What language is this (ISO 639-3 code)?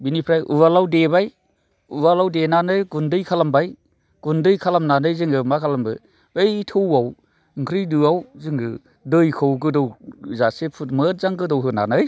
brx